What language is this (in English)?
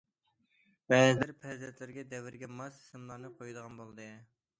Uyghur